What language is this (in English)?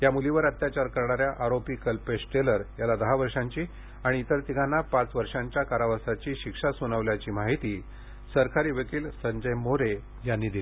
Marathi